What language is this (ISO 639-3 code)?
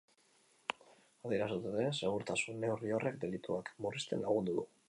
eus